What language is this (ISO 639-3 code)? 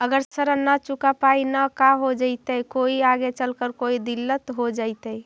mag